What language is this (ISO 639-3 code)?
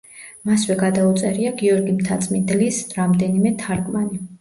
kat